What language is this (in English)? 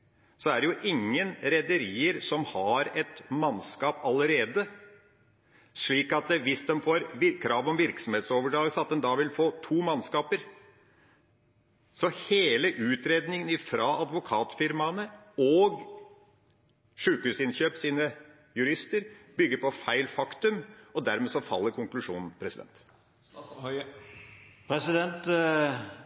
Norwegian Bokmål